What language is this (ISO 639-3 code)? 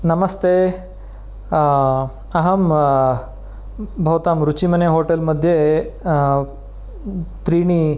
san